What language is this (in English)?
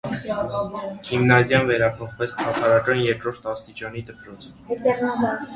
Armenian